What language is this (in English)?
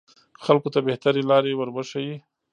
Pashto